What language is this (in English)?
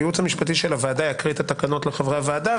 Hebrew